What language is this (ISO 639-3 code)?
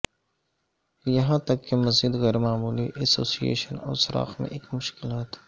urd